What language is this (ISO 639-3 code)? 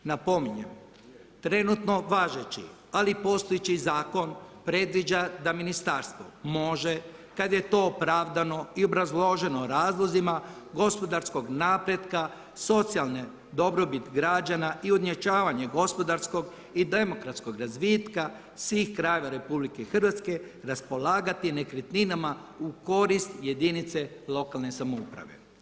hrv